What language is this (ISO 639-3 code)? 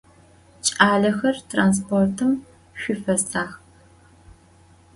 ady